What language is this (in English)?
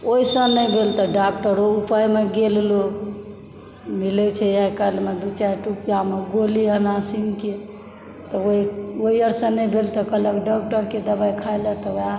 Maithili